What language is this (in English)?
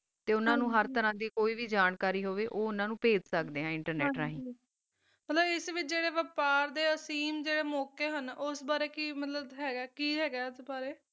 Punjabi